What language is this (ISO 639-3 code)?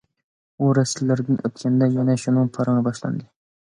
uig